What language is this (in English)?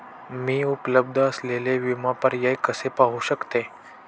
Marathi